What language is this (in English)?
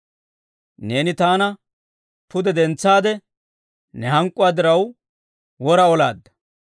Dawro